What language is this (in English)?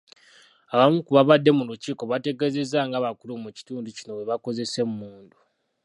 Ganda